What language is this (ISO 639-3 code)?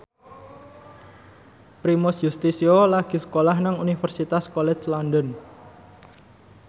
jav